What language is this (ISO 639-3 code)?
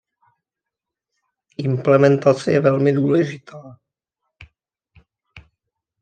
ces